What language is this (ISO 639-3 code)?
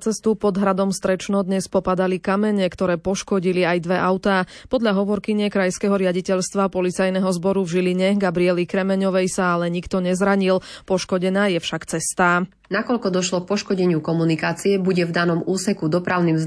slk